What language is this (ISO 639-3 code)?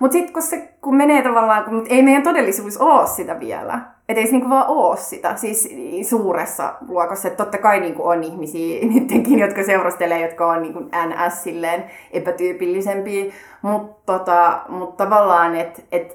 fin